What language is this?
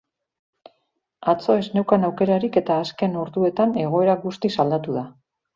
Basque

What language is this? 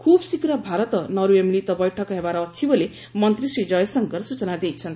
Odia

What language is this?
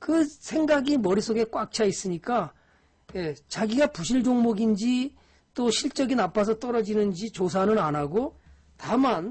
Korean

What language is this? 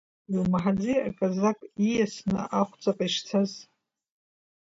Abkhazian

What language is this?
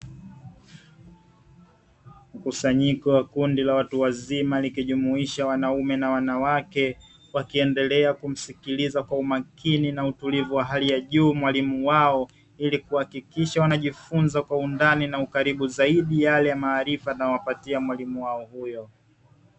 Swahili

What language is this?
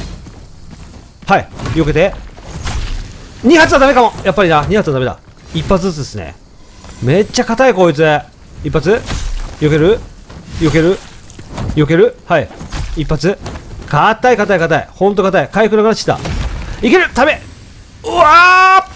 Japanese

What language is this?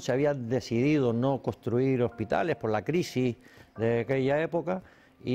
Spanish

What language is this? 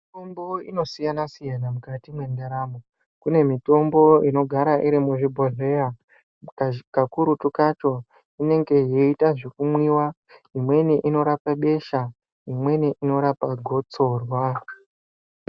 Ndau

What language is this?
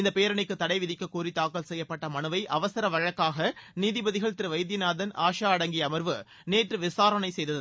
Tamil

